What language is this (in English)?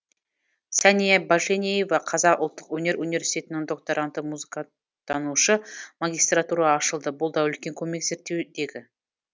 Kazakh